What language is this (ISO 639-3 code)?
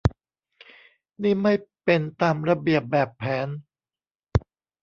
tha